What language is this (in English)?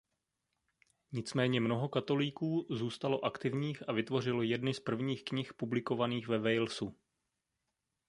Czech